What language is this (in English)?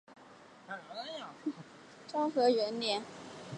Chinese